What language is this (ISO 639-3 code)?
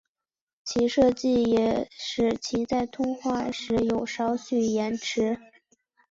zho